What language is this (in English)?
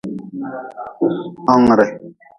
Nawdm